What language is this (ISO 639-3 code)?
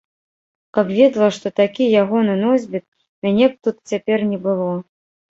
bel